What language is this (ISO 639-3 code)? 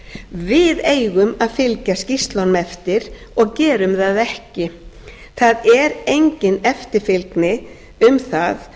isl